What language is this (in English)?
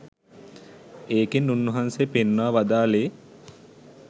Sinhala